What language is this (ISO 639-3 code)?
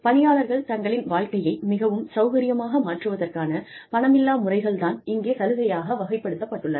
tam